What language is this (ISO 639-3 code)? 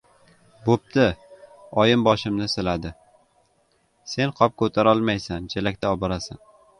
uzb